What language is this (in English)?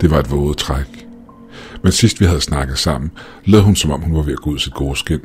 Danish